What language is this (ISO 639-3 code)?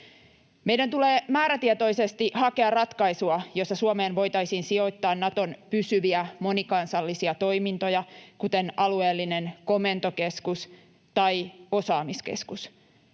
fin